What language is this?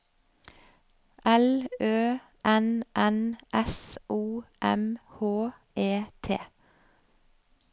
Norwegian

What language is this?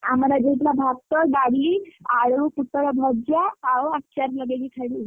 Odia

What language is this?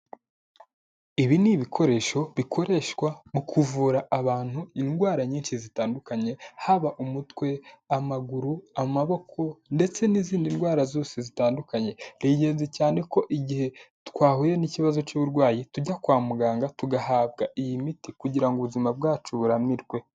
Kinyarwanda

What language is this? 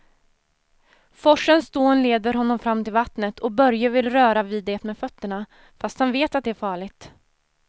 Swedish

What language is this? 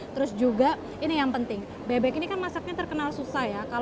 Indonesian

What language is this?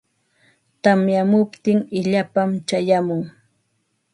Ambo-Pasco Quechua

